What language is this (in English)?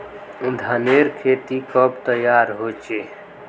Magahi